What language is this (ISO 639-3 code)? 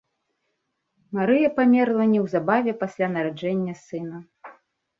bel